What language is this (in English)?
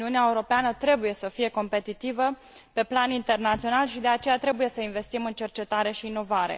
Romanian